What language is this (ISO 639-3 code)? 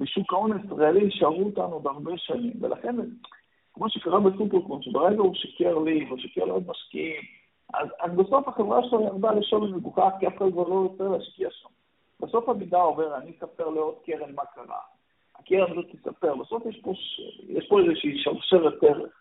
heb